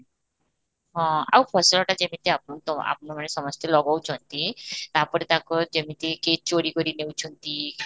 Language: Odia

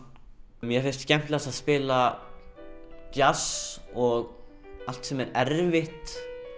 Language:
Icelandic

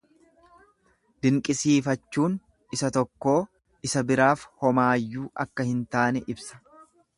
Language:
Oromo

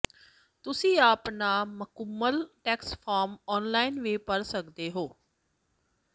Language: Punjabi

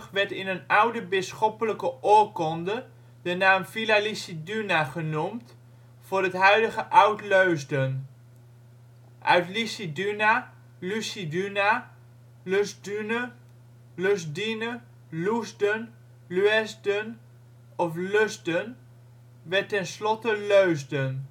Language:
Dutch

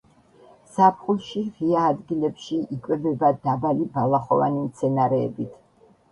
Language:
Georgian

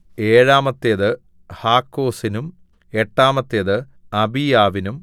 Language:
Malayalam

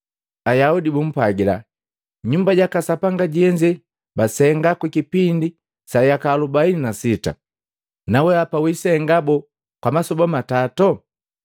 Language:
Matengo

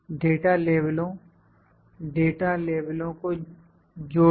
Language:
Hindi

